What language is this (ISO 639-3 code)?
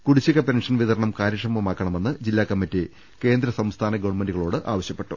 mal